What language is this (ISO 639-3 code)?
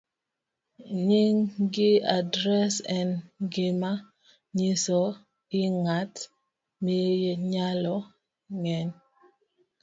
luo